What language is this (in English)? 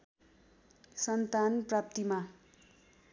Nepali